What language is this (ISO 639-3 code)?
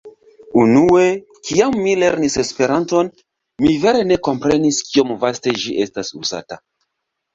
epo